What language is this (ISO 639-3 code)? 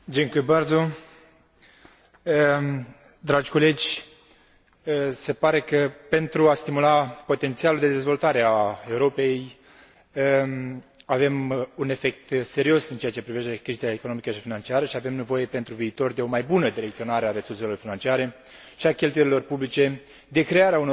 ron